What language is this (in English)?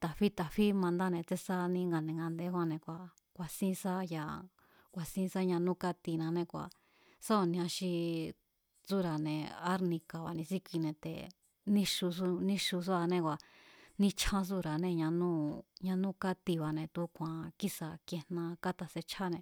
Mazatlán Mazatec